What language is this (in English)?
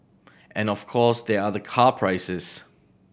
English